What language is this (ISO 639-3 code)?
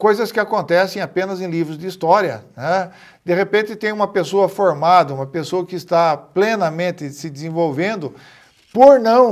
por